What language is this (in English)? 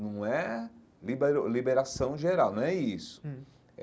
Portuguese